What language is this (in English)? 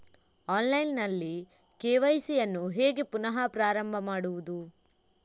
Kannada